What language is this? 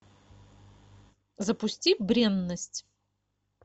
Russian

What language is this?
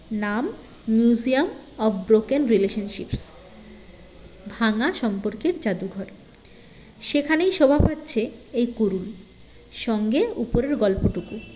Bangla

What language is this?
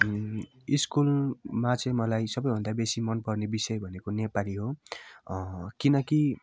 Nepali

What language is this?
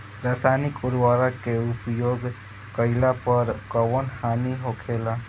Bhojpuri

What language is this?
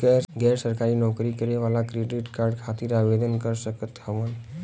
Bhojpuri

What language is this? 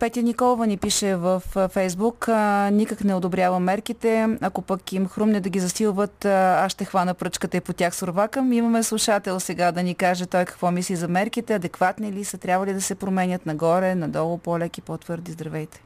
Bulgarian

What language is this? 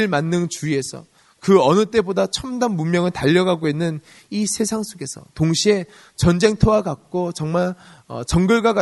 Korean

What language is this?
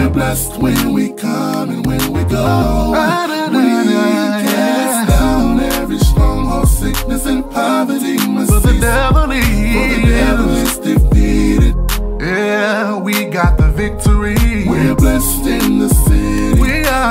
English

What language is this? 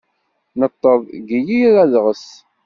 Kabyle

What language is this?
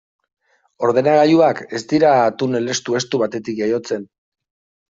Basque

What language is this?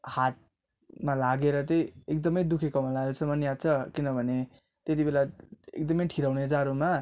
Nepali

